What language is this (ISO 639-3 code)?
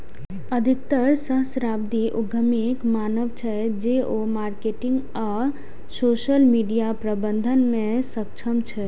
mai